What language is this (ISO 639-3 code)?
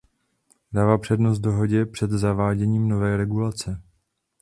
ces